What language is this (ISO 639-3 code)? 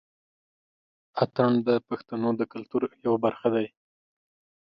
pus